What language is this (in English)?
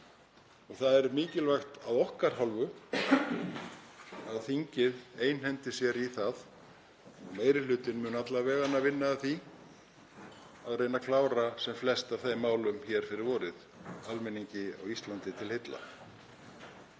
Icelandic